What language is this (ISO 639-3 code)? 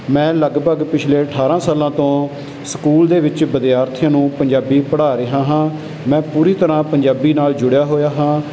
pan